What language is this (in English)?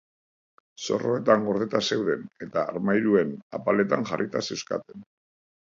Basque